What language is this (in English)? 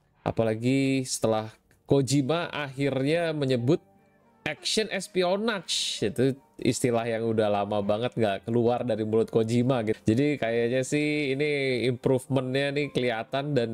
Indonesian